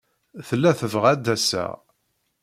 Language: Kabyle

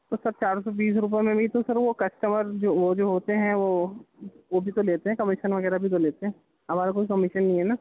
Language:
Urdu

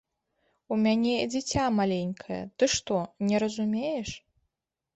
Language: Belarusian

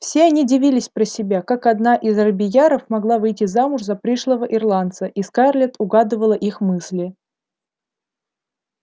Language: Russian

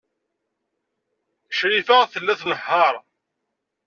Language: Kabyle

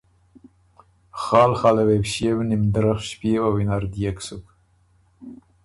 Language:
Ormuri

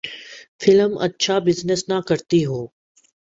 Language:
Urdu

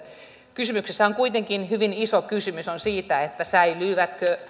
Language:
Finnish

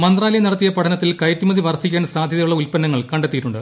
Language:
Malayalam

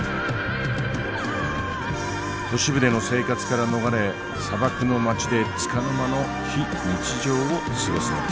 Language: Japanese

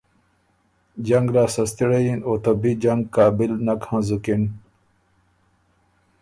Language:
Ormuri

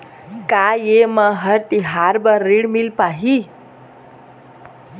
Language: Chhattisgarhi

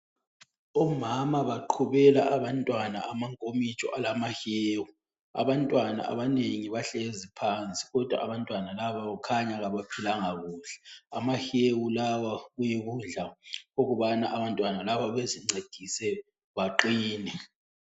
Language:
North Ndebele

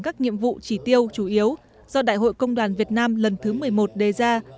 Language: Vietnamese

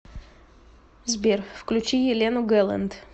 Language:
Russian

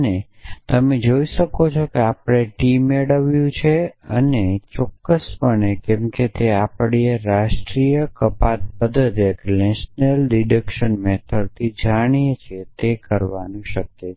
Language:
Gujarati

